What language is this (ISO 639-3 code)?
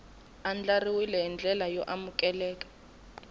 tso